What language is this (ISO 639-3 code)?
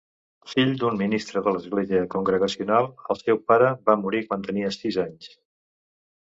cat